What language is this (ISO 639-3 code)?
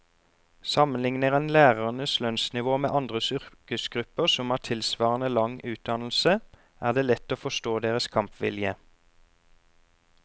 nor